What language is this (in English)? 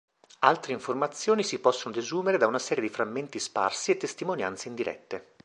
Italian